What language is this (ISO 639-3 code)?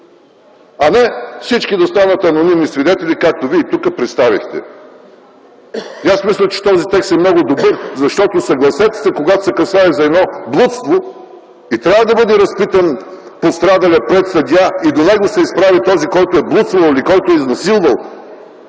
bul